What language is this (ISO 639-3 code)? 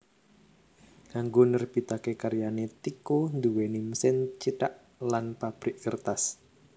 jav